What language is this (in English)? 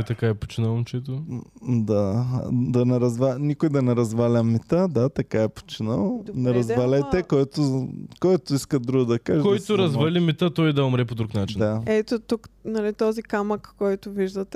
Bulgarian